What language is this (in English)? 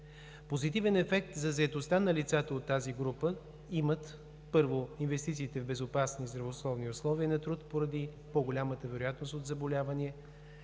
Bulgarian